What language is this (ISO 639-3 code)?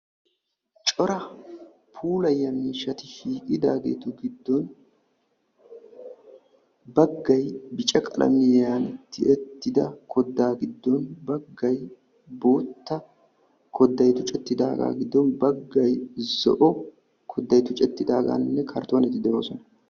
wal